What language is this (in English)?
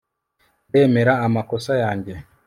Kinyarwanda